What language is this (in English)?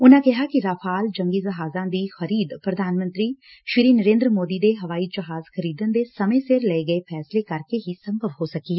Punjabi